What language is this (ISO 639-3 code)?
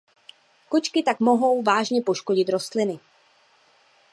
ces